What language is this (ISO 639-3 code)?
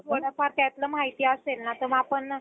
mar